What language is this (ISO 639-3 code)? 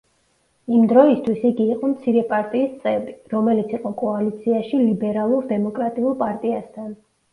kat